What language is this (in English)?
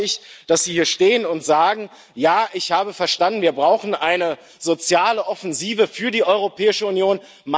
German